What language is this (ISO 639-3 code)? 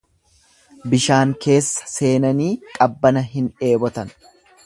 orm